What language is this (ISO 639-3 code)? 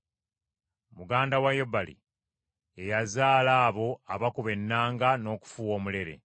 lug